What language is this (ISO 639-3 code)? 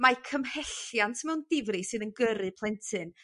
cym